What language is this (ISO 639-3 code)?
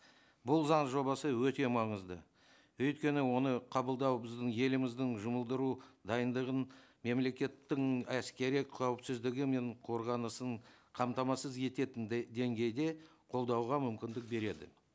kaz